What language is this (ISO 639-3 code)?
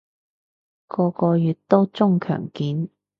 yue